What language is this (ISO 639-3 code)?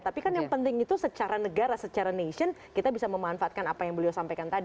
ind